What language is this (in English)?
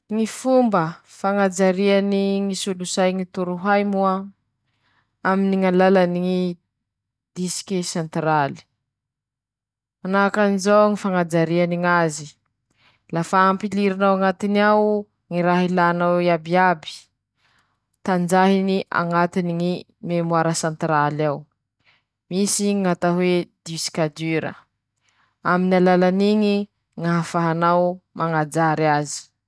Masikoro Malagasy